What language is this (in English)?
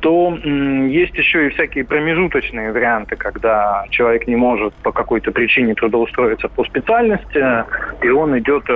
Russian